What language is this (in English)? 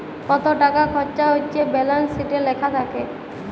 Bangla